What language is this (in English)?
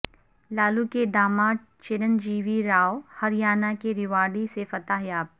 Urdu